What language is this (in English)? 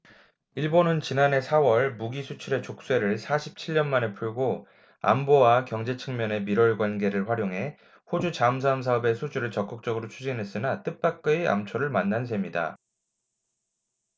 Korean